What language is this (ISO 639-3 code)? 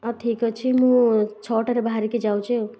ori